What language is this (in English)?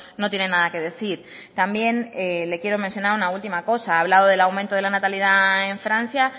Spanish